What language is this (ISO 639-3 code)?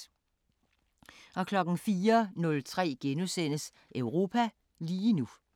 dan